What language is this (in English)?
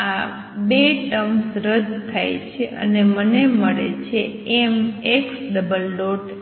Gujarati